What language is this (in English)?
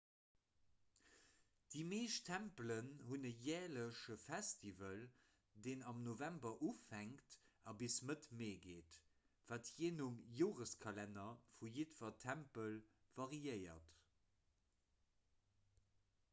Luxembourgish